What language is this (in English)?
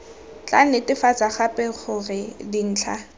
Tswana